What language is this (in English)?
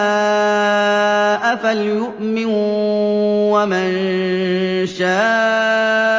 Arabic